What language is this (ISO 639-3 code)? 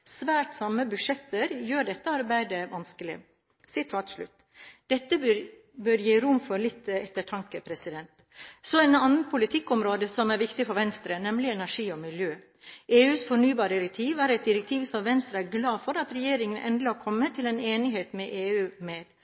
nob